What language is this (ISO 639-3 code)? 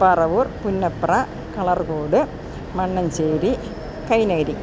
mal